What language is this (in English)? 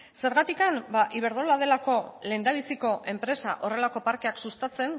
Basque